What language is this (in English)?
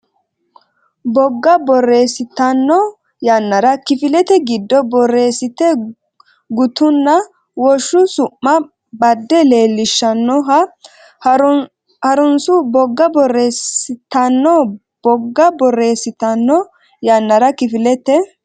Sidamo